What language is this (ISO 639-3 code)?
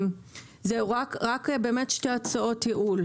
heb